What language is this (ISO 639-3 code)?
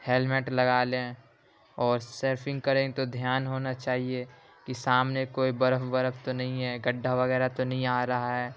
urd